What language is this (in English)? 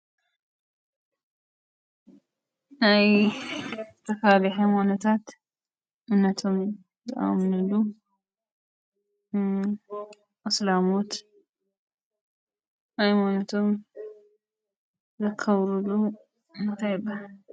Tigrinya